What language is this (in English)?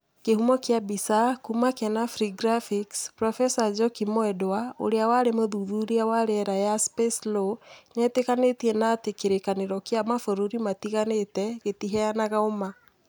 Kikuyu